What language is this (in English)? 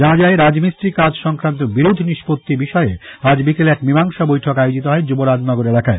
Bangla